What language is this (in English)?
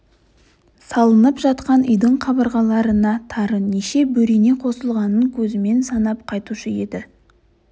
Kazakh